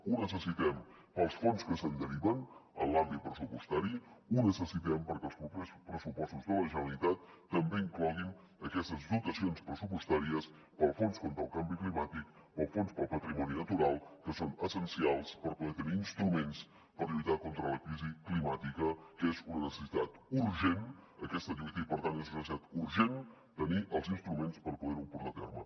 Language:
Catalan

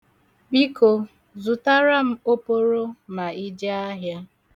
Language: Igbo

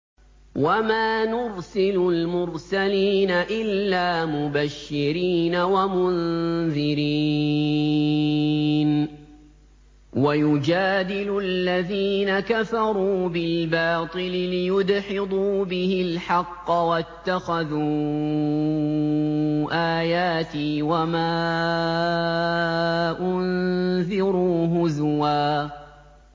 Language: Arabic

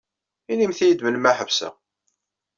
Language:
Kabyle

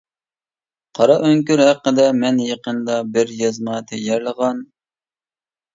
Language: Uyghur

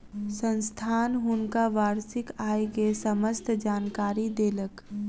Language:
Maithili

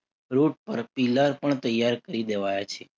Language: Gujarati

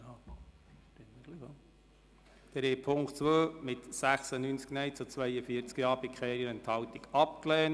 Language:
Swiss German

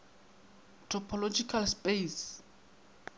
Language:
Northern Sotho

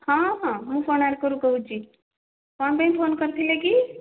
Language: Odia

